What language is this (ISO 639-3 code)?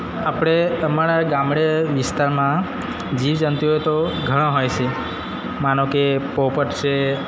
guj